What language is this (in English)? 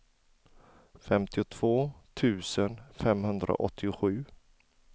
Swedish